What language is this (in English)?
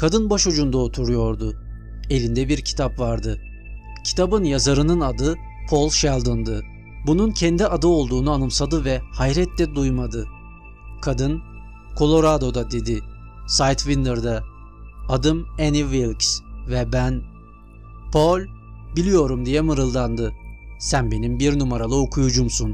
Turkish